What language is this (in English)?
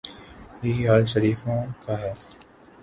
Urdu